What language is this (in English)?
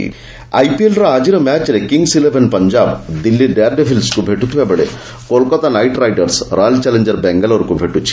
Odia